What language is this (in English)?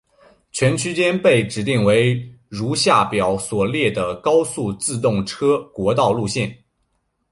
Chinese